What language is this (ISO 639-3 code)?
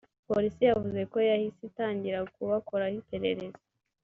kin